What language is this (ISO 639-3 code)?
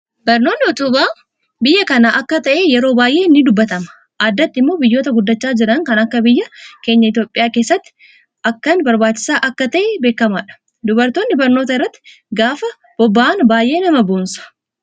orm